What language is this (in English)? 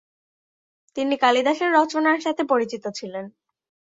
Bangla